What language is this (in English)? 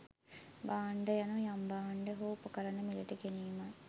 Sinhala